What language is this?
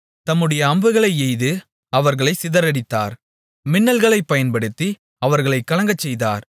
Tamil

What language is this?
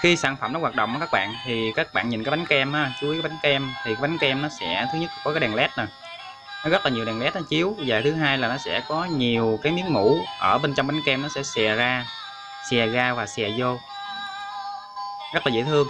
Vietnamese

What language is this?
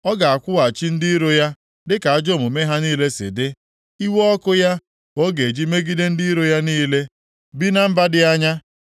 Igbo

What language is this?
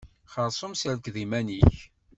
Kabyle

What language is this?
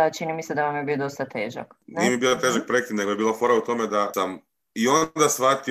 Croatian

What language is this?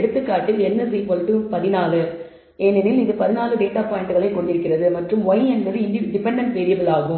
Tamil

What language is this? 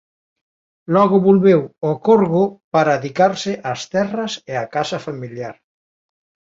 Galician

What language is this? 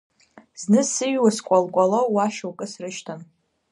Abkhazian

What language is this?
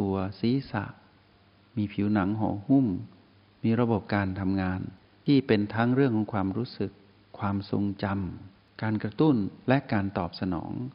Thai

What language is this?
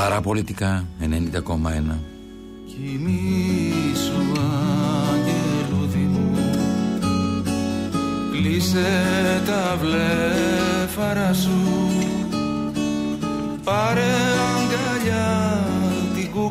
Greek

